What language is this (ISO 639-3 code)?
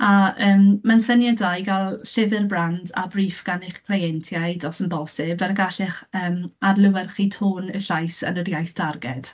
cym